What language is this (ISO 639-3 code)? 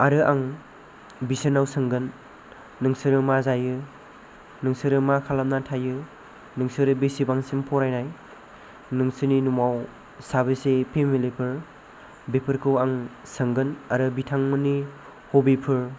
brx